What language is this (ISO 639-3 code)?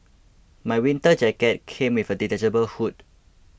eng